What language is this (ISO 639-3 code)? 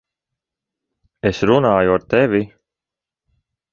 lav